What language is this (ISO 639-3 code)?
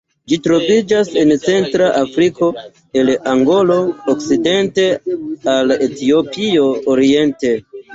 epo